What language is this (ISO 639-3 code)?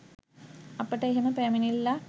sin